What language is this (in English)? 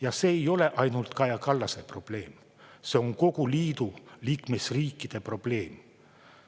Estonian